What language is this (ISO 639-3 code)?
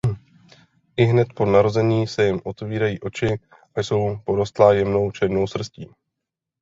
ces